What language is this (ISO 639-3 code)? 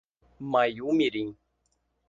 por